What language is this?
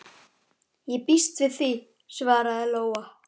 Icelandic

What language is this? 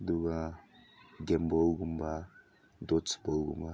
Manipuri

